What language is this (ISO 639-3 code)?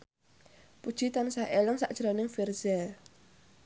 jav